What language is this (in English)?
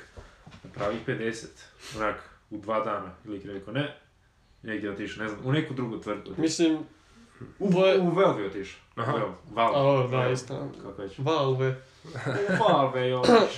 Croatian